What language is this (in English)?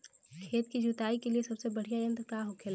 Bhojpuri